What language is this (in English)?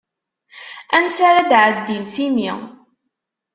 Kabyle